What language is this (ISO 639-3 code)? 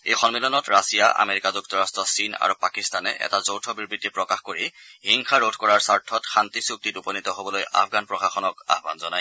asm